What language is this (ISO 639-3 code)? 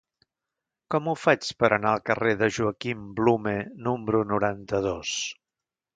cat